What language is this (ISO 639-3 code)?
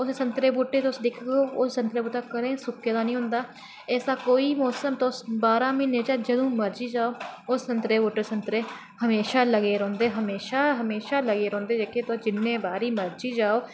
doi